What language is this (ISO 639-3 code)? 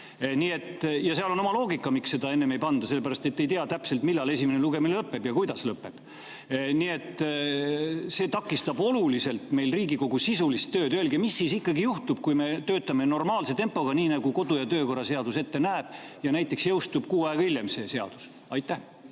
est